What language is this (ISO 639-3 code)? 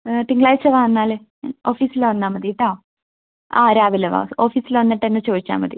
mal